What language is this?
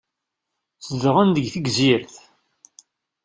Kabyle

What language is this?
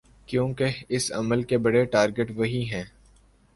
Urdu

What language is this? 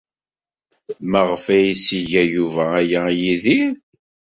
Kabyle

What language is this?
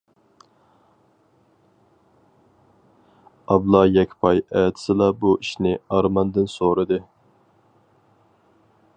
Uyghur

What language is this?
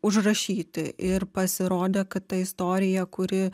Lithuanian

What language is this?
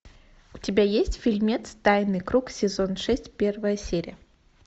Russian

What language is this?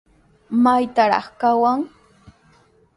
Sihuas Ancash Quechua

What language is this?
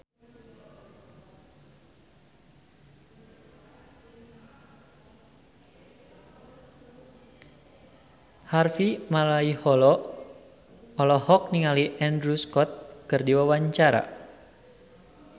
Sundanese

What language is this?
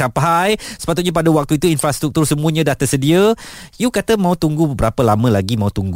Malay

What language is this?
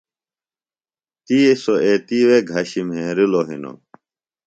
Phalura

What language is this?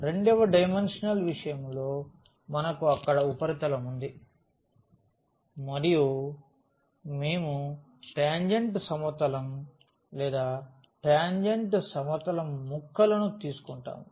Telugu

